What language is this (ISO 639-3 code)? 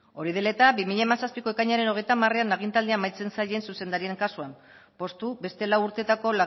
eus